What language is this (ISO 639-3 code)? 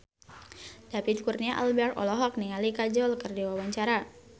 sun